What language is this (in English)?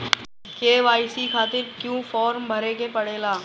Bhojpuri